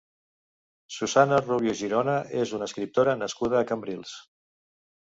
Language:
Catalan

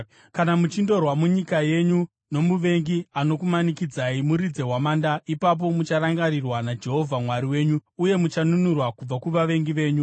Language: Shona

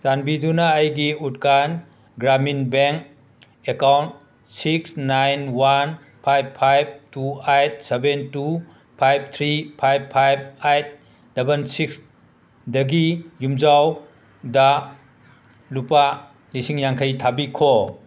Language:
Manipuri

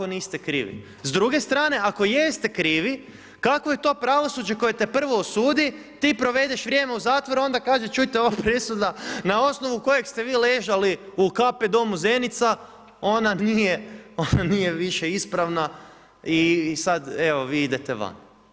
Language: Croatian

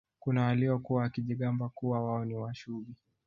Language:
Swahili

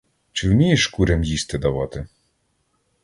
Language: Ukrainian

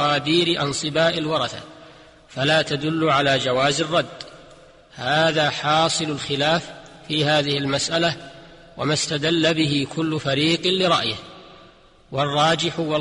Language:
Arabic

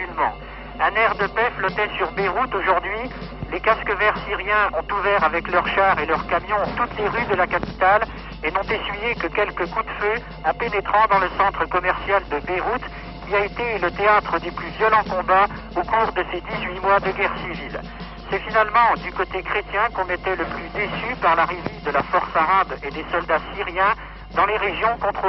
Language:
French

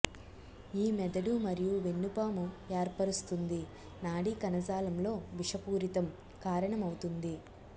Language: Telugu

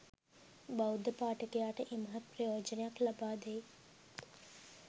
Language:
Sinhala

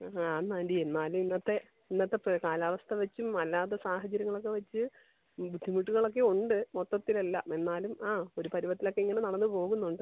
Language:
Malayalam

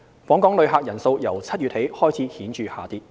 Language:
Cantonese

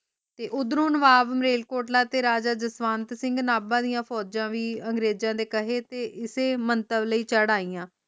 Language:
Punjabi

